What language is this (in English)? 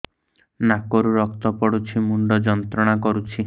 Odia